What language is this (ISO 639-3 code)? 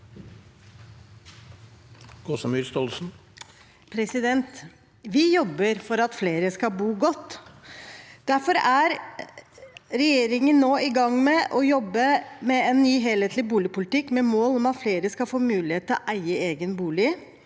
nor